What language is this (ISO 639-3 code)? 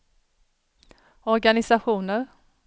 swe